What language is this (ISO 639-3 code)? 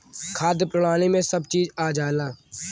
bho